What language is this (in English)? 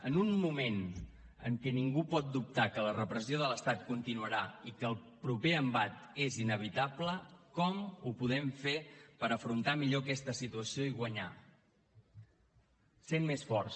Catalan